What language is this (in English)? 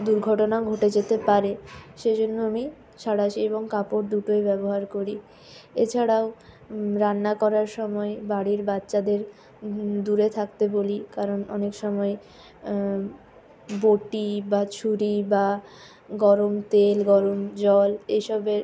Bangla